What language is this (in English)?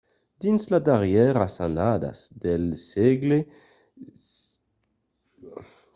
Occitan